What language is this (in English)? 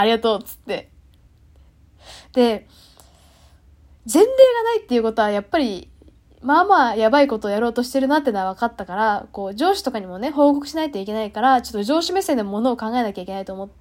Japanese